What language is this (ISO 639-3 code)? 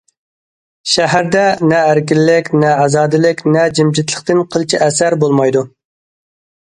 uig